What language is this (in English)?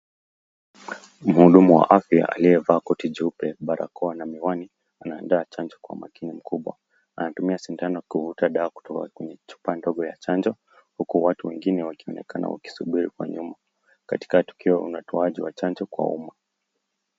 Swahili